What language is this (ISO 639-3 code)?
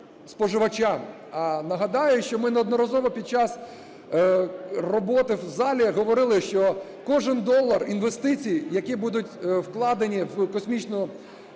ukr